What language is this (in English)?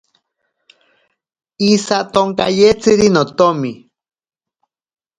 Ashéninka Perené